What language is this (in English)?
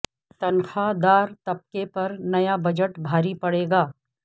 Urdu